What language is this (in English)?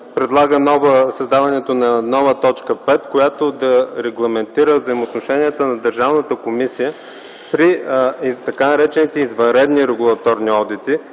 Bulgarian